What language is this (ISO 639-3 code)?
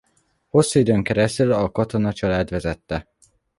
hun